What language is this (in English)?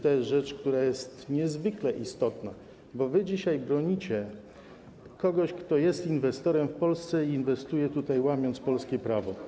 Polish